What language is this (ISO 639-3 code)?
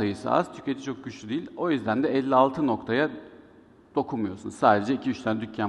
tur